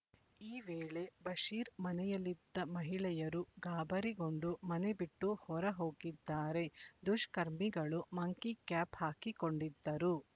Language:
Kannada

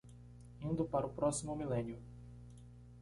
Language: Portuguese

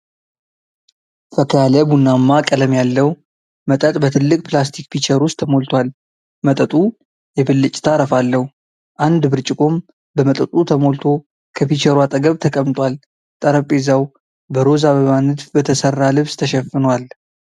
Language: Amharic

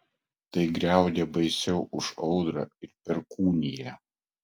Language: Lithuanian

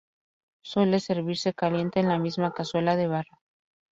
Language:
Spanish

